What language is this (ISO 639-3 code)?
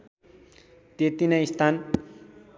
nep